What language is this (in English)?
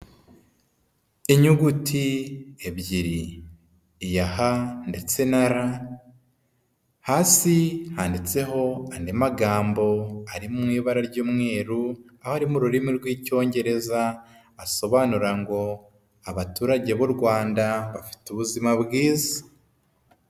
Kinyarwanda